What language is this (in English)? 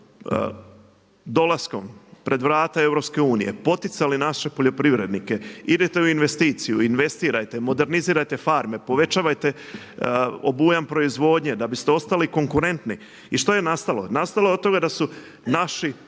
Croatian